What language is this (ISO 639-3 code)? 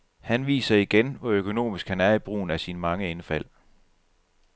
dan